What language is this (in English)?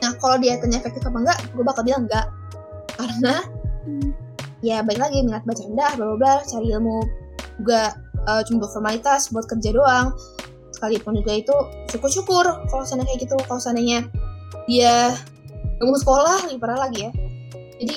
Indonesian